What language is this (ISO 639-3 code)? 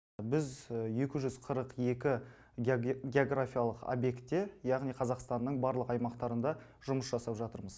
kaz